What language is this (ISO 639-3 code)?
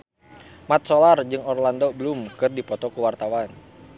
sun